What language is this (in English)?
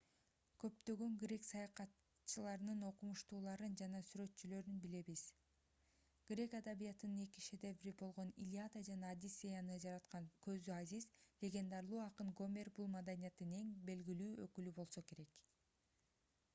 Kyrgyz